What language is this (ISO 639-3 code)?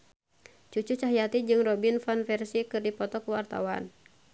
sun